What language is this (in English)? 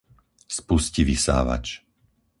Slovak